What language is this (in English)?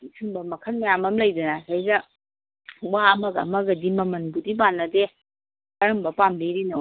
Manipuri